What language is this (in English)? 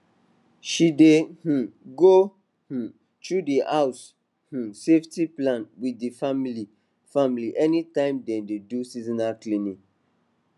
Nigerian Pidgin